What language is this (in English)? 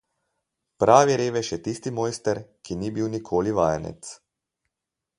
Slovenian